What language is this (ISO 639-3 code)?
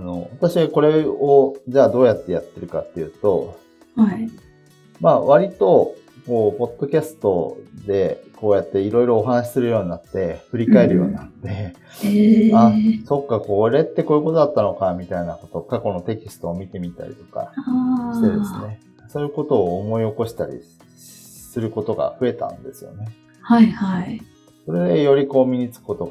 jpn